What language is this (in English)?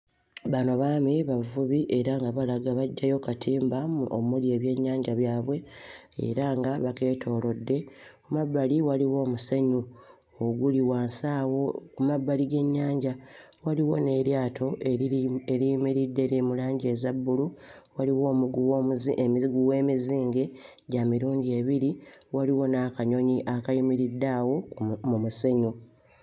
Ganda